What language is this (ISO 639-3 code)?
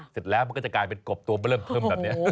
tha